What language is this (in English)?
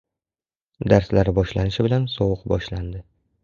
Uzbek